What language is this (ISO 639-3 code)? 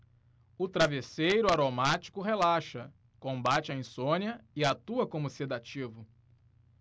por